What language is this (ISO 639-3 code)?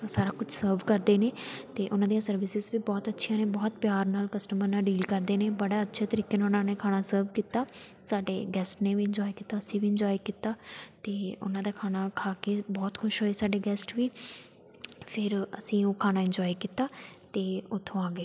pan